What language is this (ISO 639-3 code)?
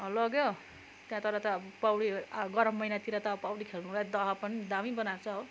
nep